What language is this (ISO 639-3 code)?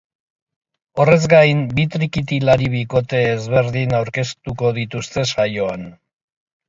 eus